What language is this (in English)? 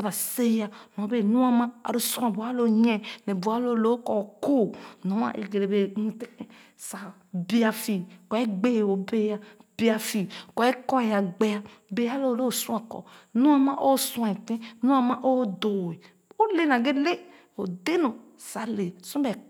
Khana